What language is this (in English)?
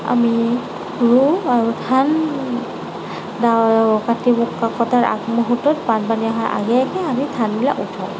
Assamese